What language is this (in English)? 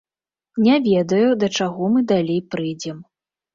Belarusian